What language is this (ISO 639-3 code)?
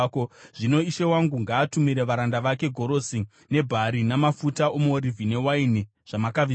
sna